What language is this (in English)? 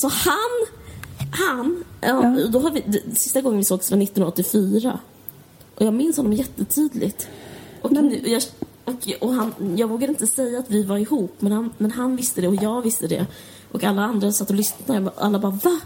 Swedish